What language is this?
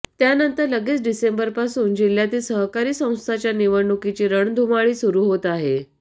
Marathi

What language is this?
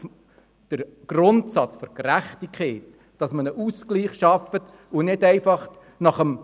Swiss German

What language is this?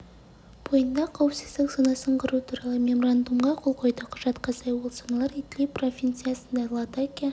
Kazakh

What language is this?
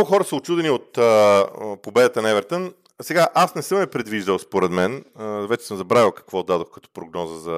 Bulgarian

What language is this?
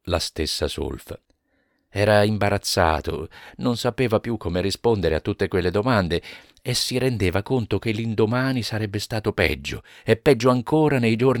Italian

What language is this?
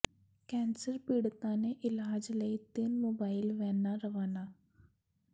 Punjabi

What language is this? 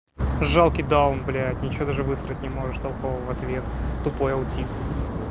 Russian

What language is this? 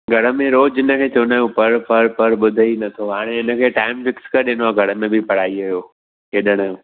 Sindhi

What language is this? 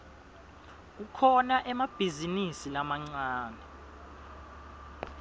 Swati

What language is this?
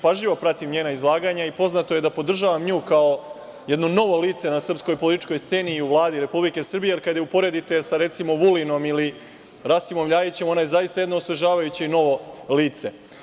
Serbian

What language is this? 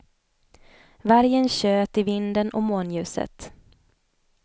Swedish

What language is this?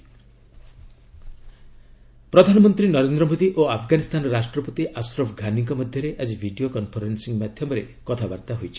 Odia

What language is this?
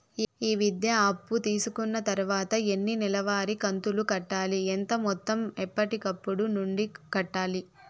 Telugu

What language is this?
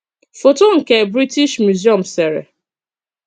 Igbo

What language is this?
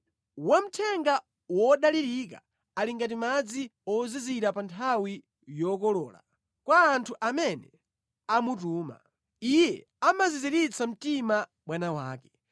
Nyanja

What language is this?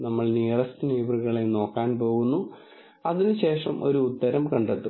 Malayalam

